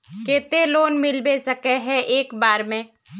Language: Magahi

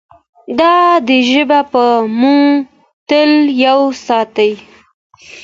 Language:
Pashto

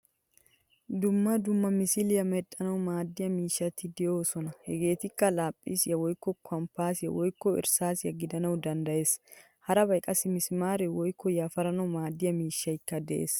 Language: Wolaytta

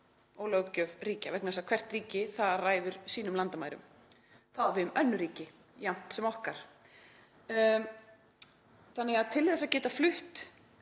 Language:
Icelandic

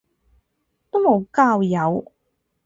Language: Cantonese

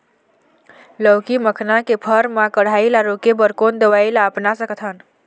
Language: Chhattisgarhi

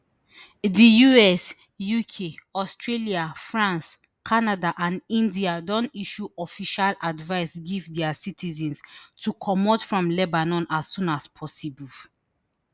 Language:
Nigerian Pidgin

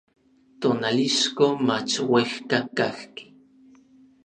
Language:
Orizaba Nahuatl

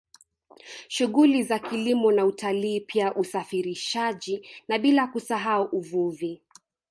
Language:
Swahili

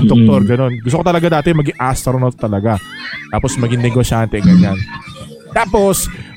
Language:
Filipino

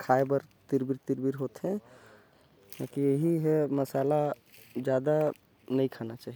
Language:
Korwa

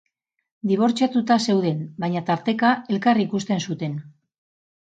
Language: Basque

